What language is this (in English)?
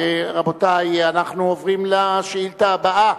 Hebrew